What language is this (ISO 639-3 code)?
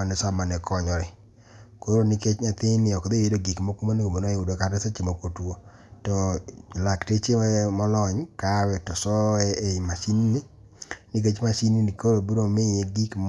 luo